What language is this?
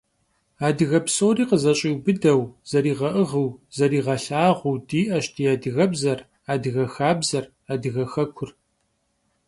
Kabardian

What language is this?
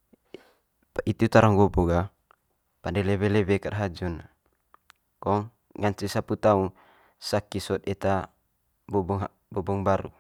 Manggarai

